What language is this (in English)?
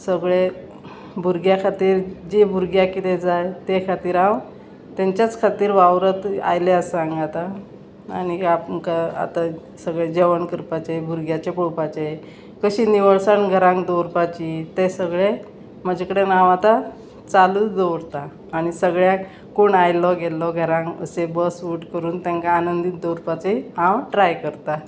Konkani